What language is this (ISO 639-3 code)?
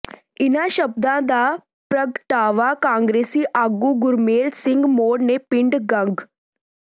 pan